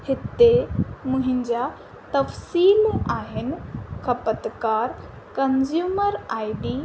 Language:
Sindhi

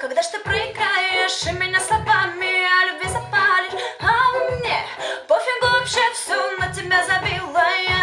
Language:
Ukrainian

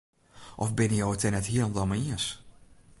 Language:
Western Frisian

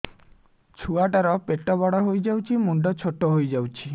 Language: Odia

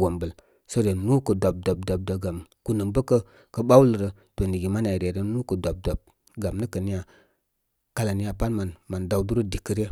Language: Koma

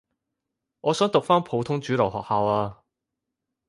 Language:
Cantonese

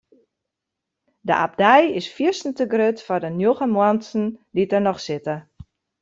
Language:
Western Frisian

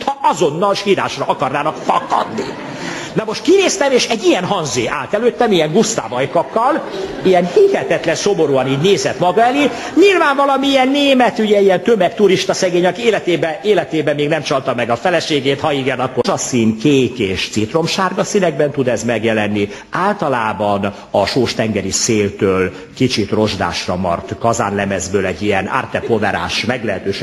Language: Hungarian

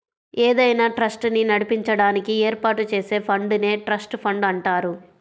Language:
Telugu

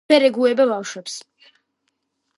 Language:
Georgian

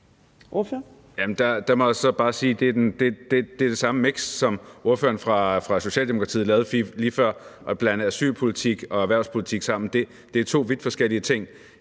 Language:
Danish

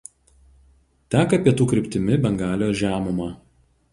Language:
Lithuanian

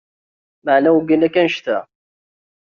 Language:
Kabyle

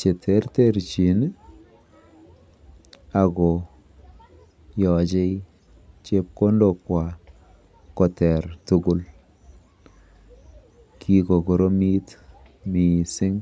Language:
Kalenjin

